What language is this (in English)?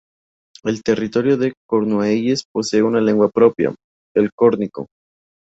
Spanish